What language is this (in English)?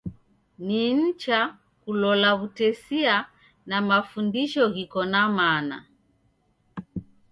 Taita